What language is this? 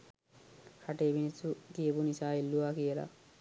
Sinhala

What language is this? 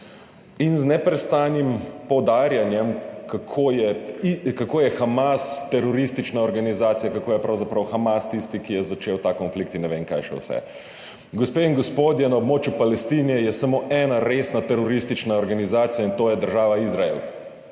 Slovenian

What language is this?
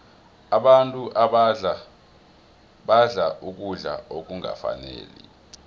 South Ndebele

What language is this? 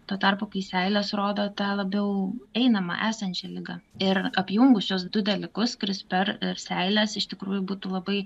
Lithuanian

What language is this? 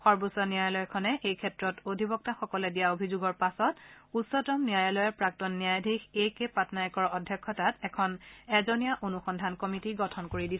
Assamese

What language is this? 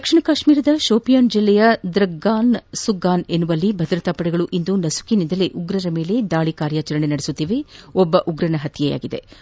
Kannada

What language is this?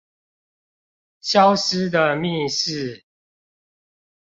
Chinese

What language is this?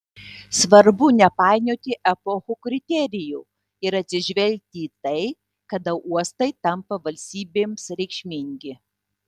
Lithuanian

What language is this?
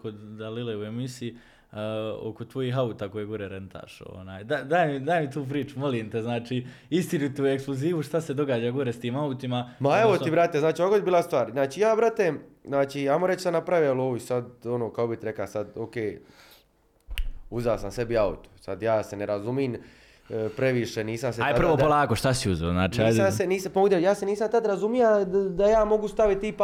Croatian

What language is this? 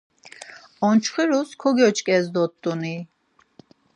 Laz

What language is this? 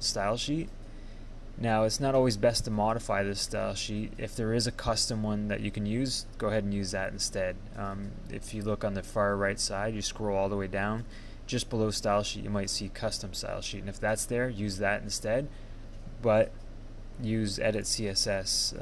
English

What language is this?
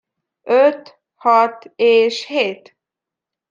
Hungarian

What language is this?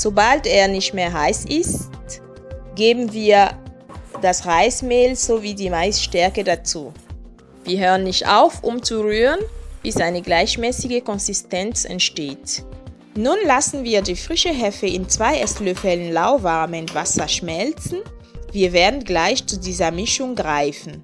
German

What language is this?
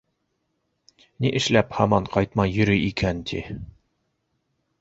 Bashkir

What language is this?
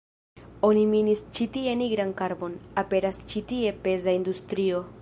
Esperanto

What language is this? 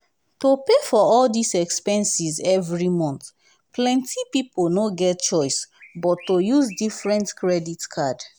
Nigerian Pidgin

